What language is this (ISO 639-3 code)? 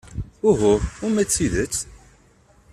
kab